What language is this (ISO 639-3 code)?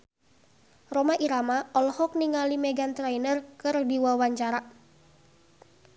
sun